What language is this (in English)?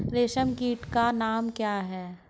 Hindi